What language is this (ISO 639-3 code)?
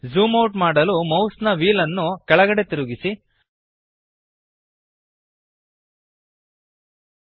kan